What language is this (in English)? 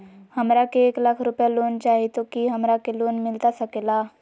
Magahi